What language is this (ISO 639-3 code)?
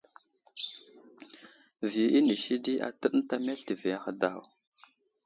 udl